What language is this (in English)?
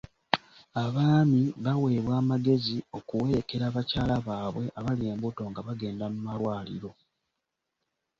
Ganda